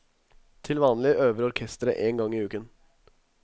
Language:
Norwegian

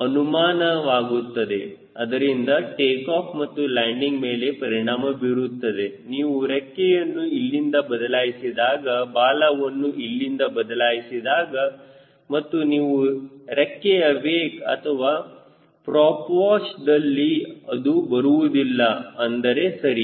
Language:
Kannada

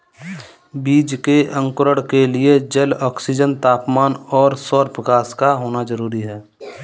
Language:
Hindi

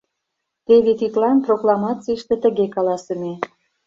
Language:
Mari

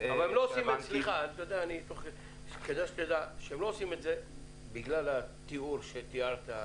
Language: Hebrew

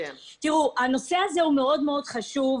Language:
Hebrew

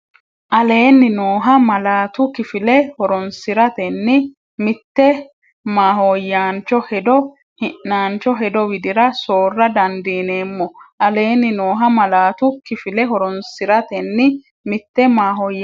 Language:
Sidamo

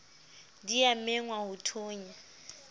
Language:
Southern Sotho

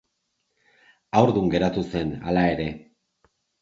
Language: Basque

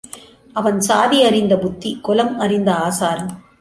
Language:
Tamil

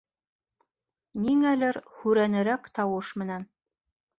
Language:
Bashkir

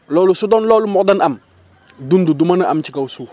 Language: Wolof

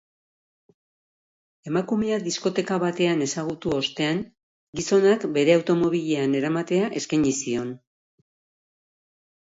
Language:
Basque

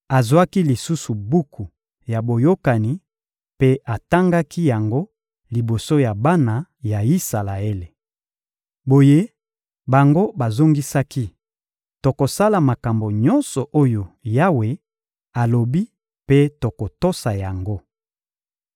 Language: Lingala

